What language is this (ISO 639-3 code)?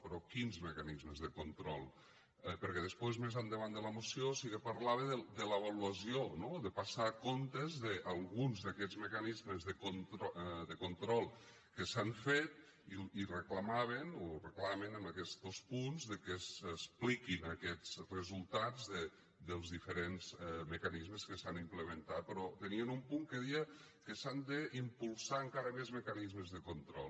cat